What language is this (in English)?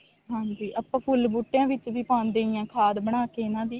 Punjabi